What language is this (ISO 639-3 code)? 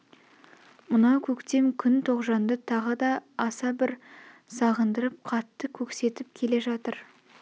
kaz